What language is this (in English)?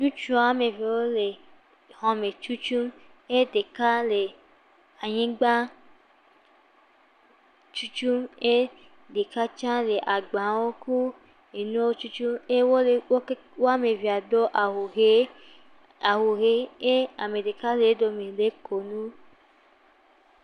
Ewe